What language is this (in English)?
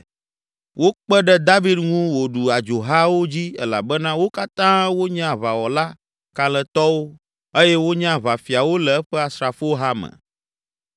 Ewe